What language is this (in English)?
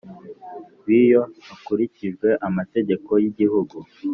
Kinyarwanda